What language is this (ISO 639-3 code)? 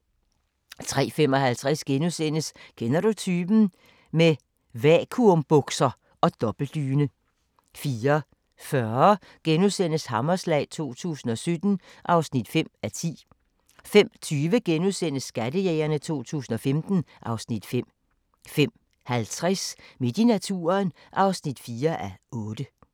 dan